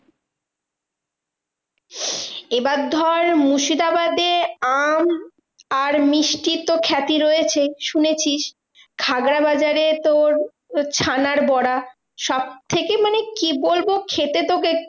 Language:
Bangla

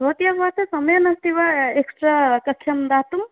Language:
Sanskrit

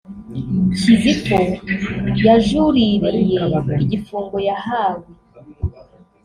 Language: Kinyarwanda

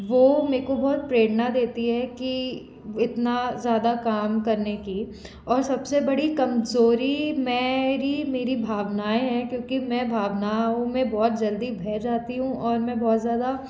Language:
Hindi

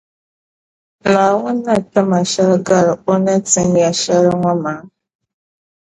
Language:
Dagbani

